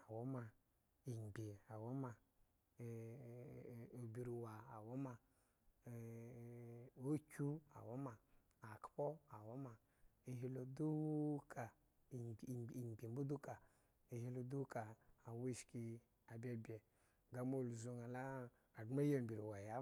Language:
Eggon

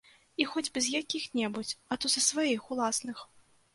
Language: Belarusian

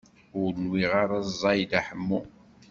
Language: Kabyle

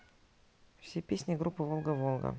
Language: Russian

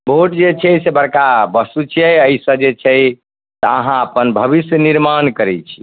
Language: Maithili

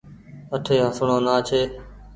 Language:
Goaria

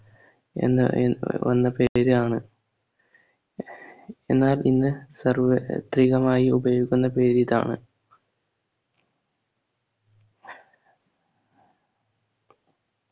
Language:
Malayalam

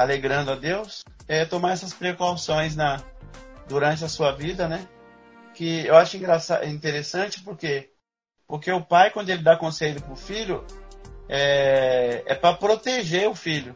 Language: Portuguese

